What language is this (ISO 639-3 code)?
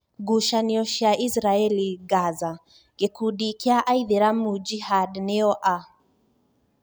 kik